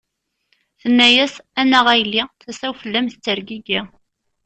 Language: Kabyle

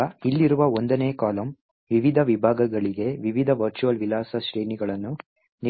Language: Kannada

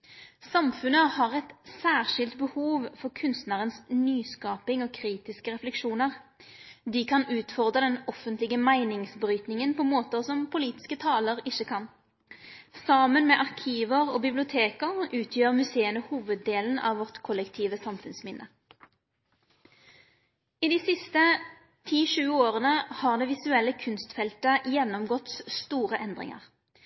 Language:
Norwegian Nynorsk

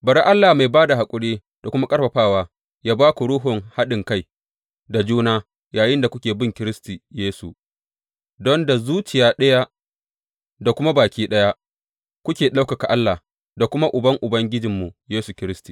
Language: Hausa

